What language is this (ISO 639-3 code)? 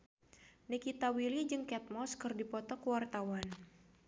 sun